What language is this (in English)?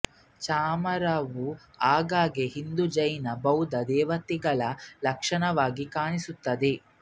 Kannada